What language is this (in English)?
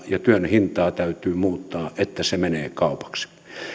Finnish